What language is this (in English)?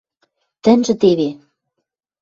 Western Mari